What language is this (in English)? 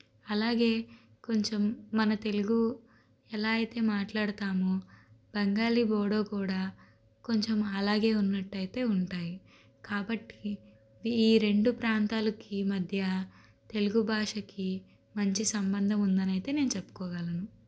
Telugu